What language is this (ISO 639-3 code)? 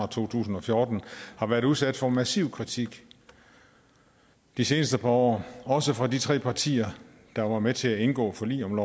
dan